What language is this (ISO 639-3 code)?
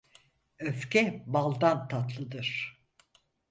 tur